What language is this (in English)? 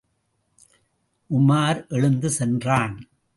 Tamil